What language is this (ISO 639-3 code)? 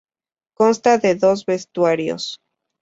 spa